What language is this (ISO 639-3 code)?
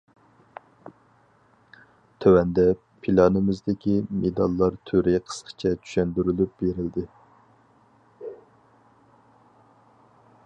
uig